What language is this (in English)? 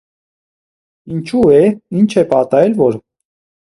Armenian